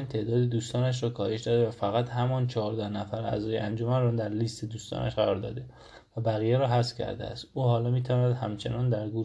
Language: Persian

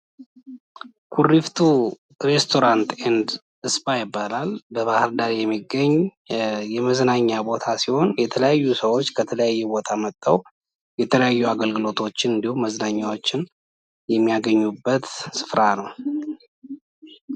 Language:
Amharic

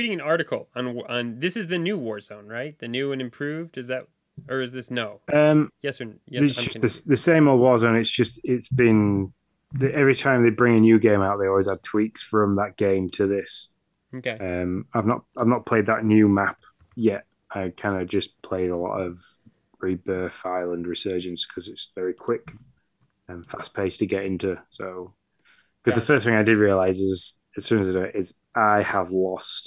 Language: English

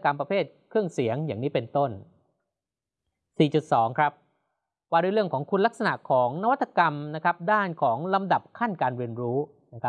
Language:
Thai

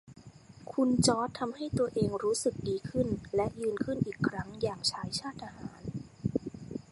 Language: Thai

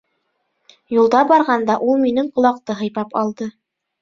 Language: Bashkir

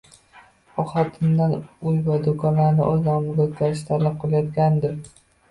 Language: Uzbek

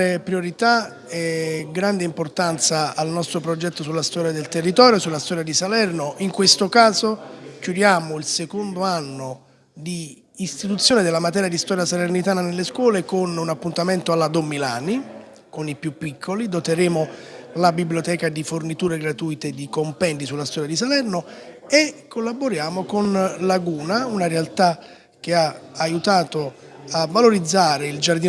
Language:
Italian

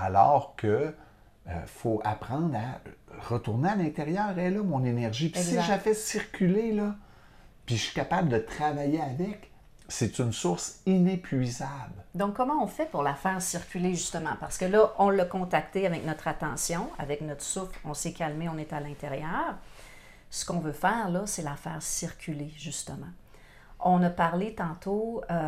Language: French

